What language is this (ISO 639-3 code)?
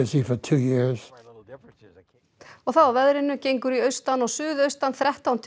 isl